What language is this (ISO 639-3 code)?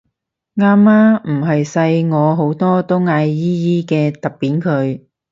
yue